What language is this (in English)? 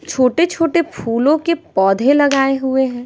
Hindi